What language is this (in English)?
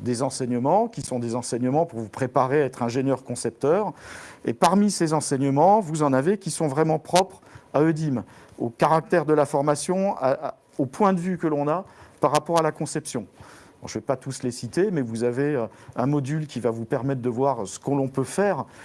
French